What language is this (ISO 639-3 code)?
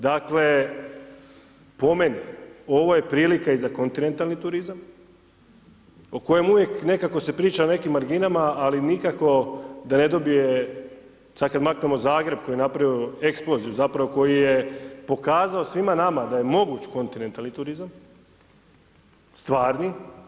hrv